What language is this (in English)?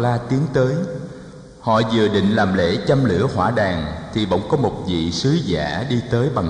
Vietnamese